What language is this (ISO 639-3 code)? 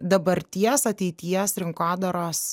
lit